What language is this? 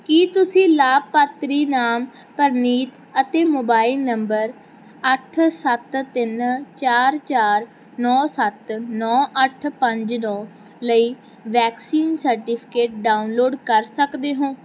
Punjabi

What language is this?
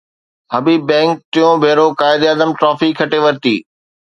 Sindhi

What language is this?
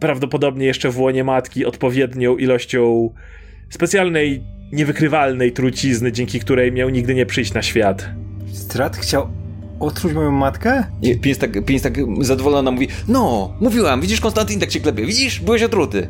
Polish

